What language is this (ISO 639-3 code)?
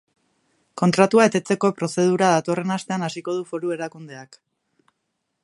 eus